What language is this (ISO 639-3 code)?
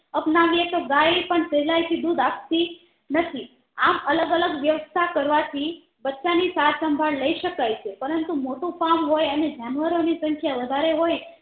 guj